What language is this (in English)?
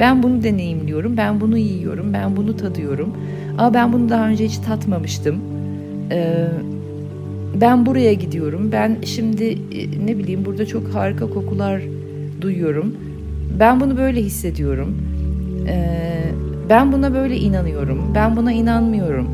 Turkish